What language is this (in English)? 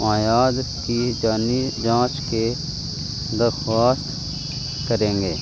Urdu